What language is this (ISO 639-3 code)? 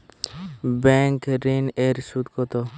ben